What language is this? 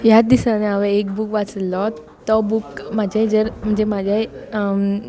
Konkani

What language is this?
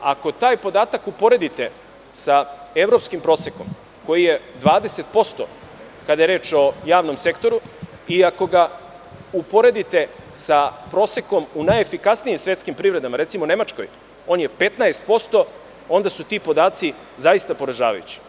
Serbian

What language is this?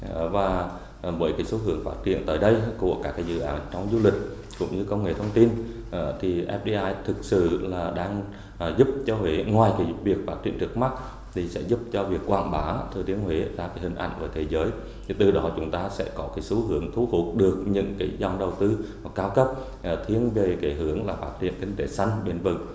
Vietnamese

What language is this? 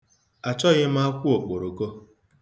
Igbo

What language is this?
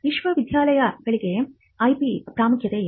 Kannada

